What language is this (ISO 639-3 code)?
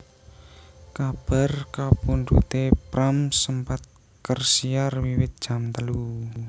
jav